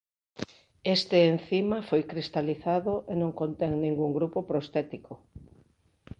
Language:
Galician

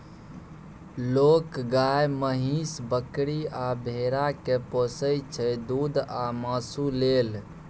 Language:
Maithili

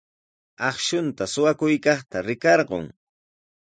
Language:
Sihuas Ancash Quechua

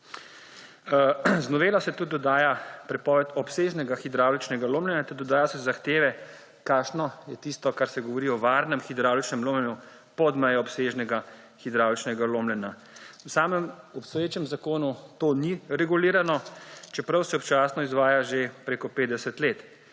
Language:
Slovenian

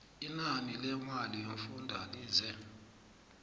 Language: South Ndebele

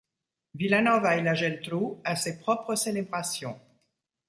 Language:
French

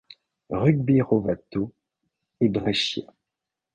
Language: French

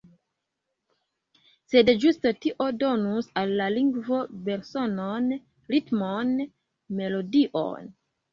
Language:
Esperanto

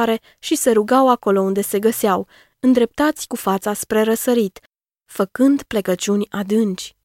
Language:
Romanian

